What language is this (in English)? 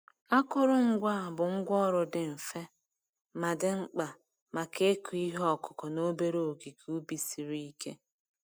Igbo